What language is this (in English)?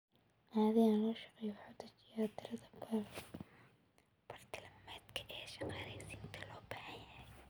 Somali